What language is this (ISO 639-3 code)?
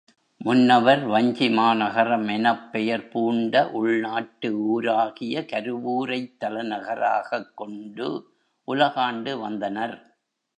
tam